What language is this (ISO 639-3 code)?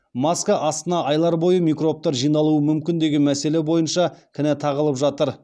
kaz